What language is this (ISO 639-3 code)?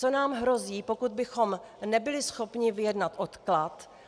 ces